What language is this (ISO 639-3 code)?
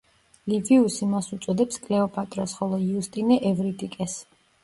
kat